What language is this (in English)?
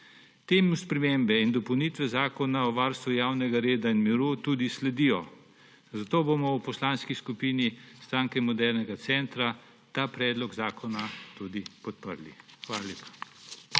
Slovenian